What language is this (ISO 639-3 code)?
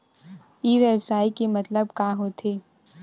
hne